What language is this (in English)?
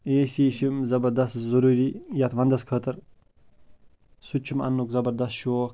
Kashmiri